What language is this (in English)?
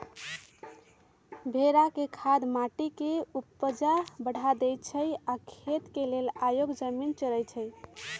Magahi